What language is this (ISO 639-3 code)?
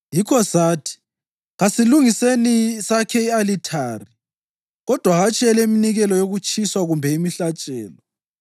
nde